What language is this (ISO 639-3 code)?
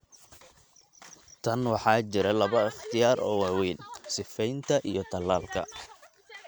som